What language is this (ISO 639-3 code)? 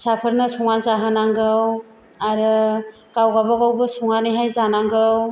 brx